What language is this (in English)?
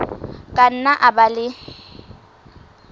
Southern Sotho